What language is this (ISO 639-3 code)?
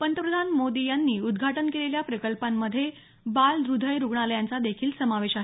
mar